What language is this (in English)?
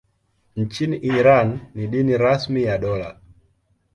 Swahili